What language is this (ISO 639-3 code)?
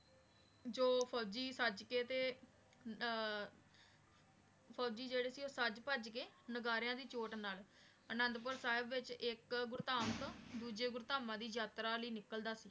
pan